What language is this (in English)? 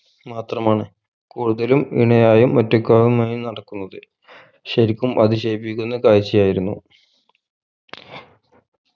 Malayalam